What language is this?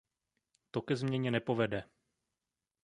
Czech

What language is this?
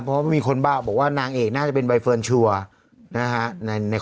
Thai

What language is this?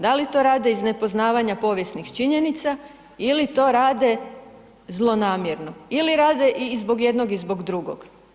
Croatian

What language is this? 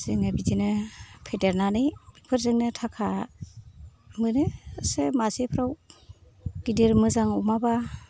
Bodo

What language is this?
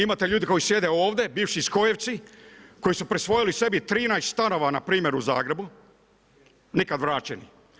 Croatian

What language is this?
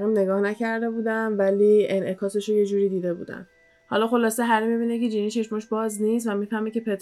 Persian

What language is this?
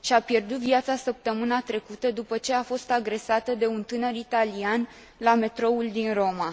Romanian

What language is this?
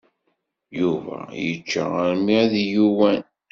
Kabyle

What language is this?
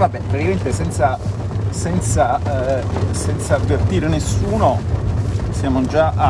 Italian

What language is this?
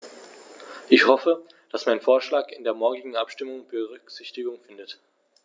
German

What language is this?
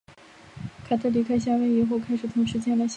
Chinese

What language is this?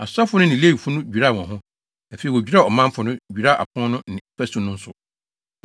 Akan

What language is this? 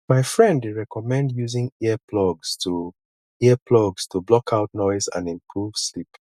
Nigerian Pidgin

